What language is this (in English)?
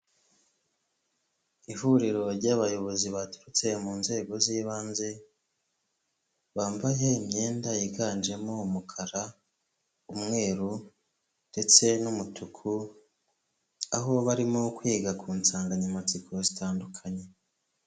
Kinyarwanda